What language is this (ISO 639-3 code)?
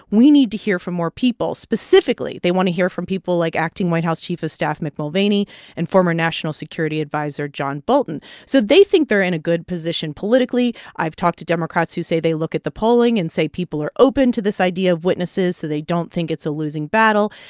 eng